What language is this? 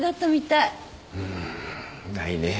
Japanese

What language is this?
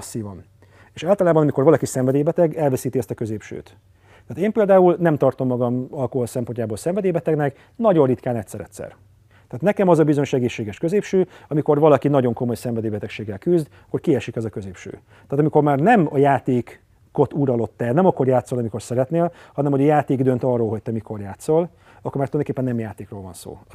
Hungarian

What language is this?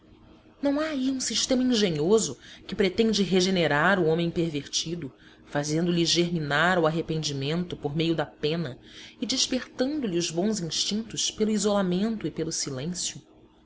Portuguese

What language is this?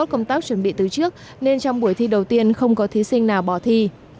Vietnamese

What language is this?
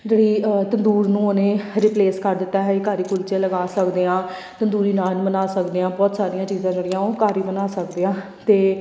Punjabi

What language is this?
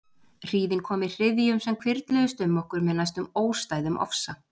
Icelandic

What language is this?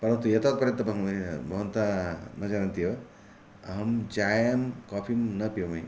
Sanskrit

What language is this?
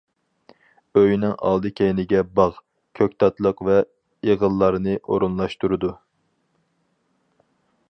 Uyghur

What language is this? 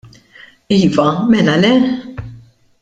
Maltese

